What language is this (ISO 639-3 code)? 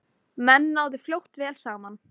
isl